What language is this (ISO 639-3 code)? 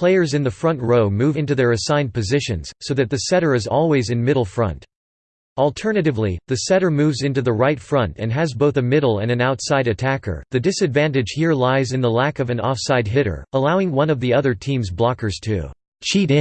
eng